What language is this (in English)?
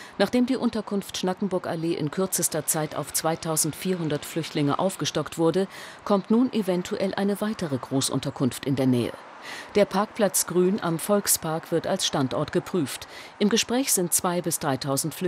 German